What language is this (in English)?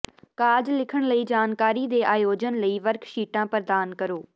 Punjabi